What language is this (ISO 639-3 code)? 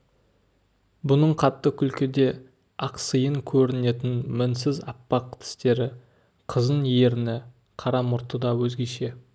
kaz